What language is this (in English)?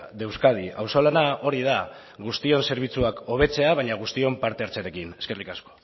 Basque